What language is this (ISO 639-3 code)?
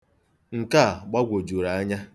ibo